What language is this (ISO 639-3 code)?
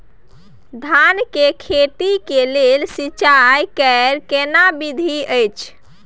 mai